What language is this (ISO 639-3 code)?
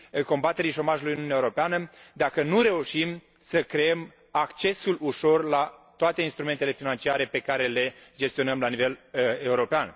ron